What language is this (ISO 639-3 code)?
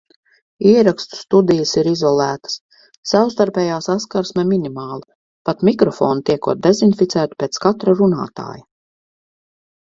lav